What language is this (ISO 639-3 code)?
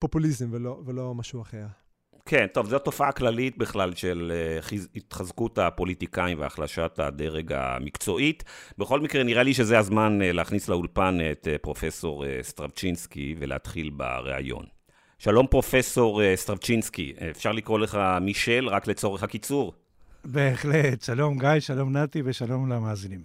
heb